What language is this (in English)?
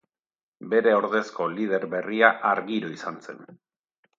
Basque